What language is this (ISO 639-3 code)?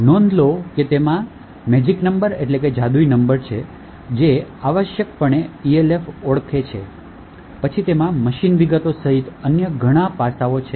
guj